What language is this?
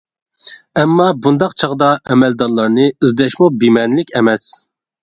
Uyghur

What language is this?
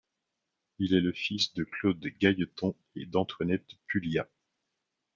French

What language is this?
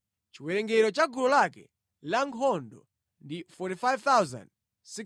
Nyanja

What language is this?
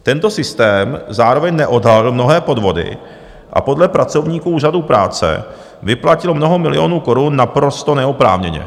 Czech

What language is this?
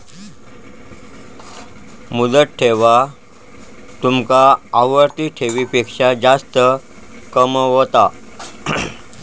Marathi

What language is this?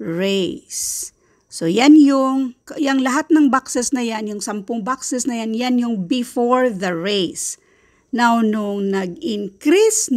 Filipino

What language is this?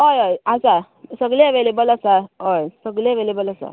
Konkani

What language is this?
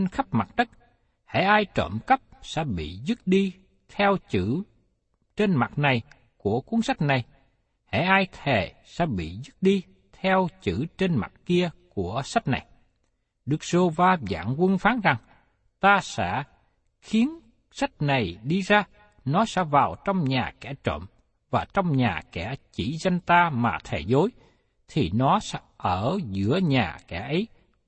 Vietnamese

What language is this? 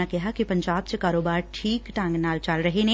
Punjabi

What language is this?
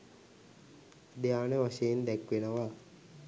Sinhala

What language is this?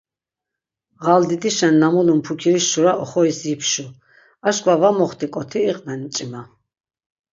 Laz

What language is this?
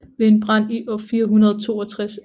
Danish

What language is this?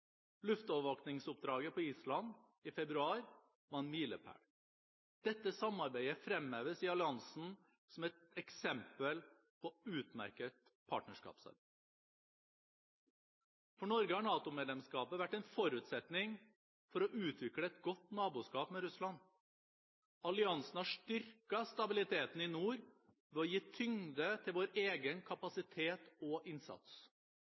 Norwegian Bokmål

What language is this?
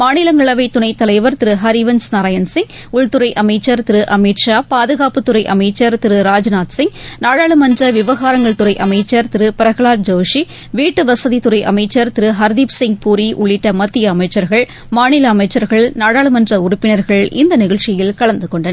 Tamil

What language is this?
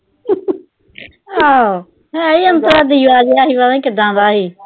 Punjabi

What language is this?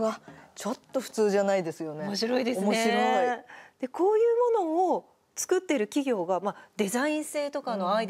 Japanese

